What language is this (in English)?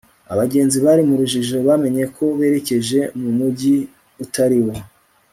Kinyarwanda